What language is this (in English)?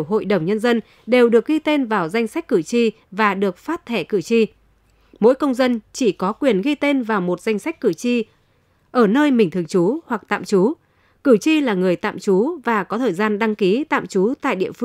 Vietnamese